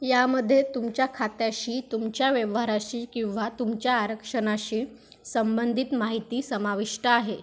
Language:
Marathi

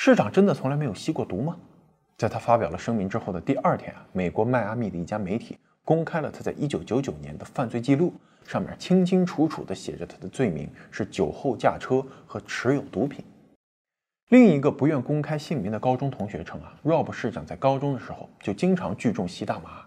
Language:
Chinese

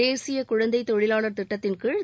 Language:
Tamil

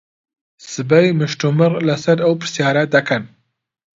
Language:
Central Kurdish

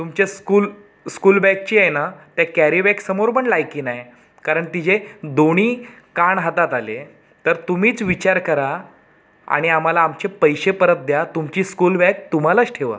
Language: Marathi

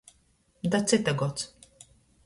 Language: Latgalian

